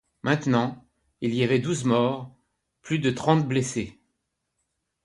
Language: French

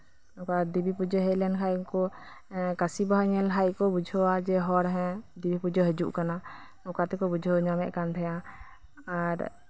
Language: Santali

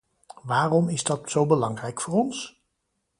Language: Dutch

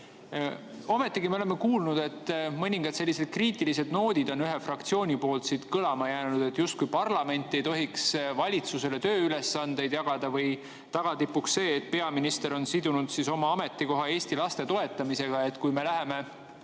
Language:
Estonian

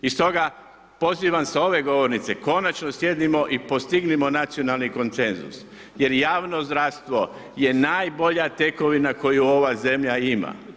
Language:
Croatian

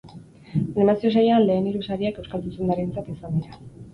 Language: Basque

